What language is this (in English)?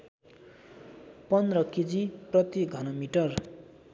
Nepali